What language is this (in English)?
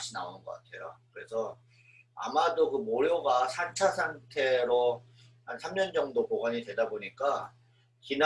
Korean